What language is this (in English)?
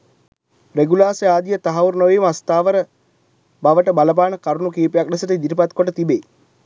Sinhala